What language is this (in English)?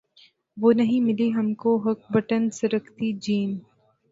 Urdu